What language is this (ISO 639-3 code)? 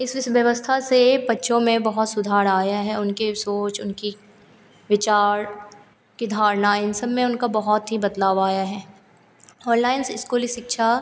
hin